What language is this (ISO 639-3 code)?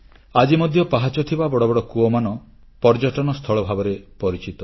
ori